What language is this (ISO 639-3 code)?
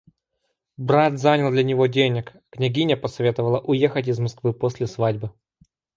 rus